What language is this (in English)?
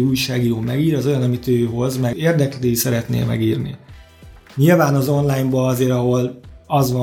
Hungarian